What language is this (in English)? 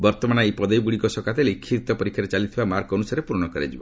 Odia